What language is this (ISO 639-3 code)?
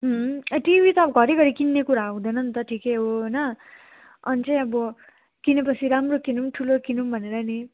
nep